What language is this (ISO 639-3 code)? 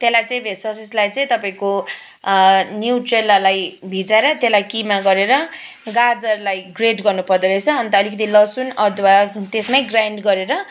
nep